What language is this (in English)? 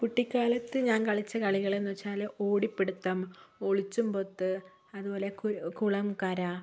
Malayalam